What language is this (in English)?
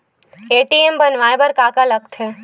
Chhattisgarhi